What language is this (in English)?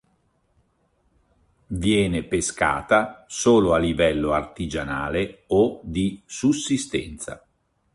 Italian